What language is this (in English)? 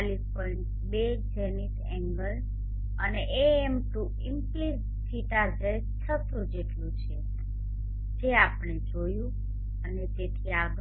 Gujarati